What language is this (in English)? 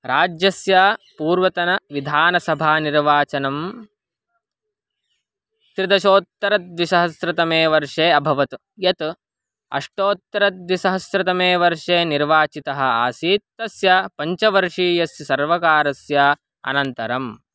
Sanskrit